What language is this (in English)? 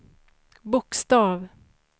Swedish